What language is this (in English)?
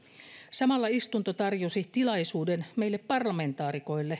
Finnish